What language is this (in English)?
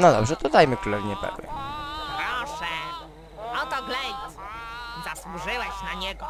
Polish